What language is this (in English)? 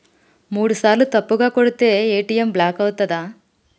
Telugu